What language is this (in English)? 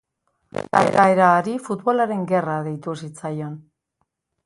Basque